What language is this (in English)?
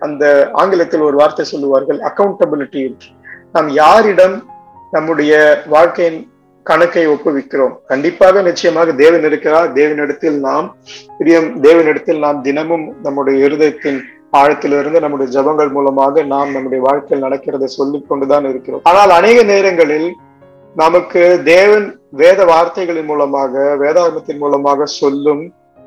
Tamil